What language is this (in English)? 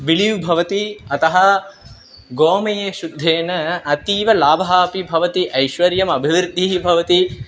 Sanskrit